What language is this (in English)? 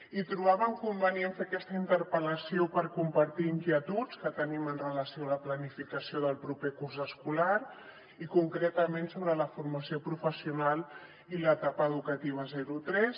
Catalan